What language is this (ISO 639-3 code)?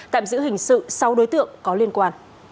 vie